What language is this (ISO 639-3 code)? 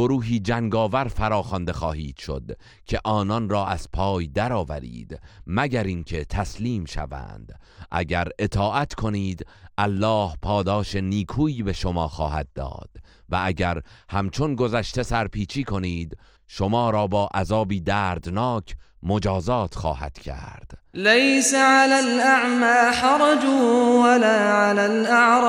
fas